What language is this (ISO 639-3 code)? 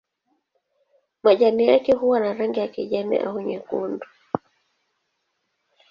swa